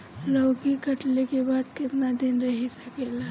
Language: Bhojpuri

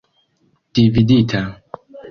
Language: Esperanto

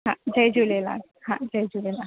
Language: Sindhi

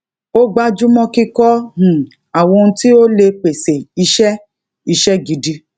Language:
Yoruba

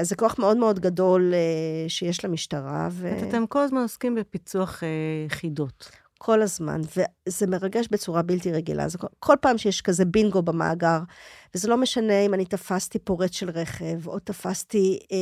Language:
Hebrew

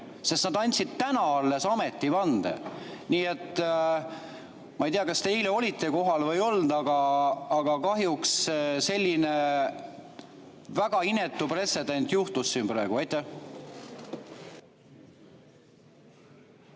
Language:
Estonian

